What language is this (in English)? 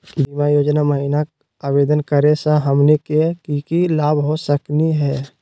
Magahi